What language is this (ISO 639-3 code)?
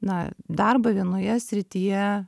lit